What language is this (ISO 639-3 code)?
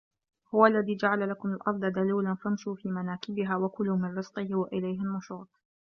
ara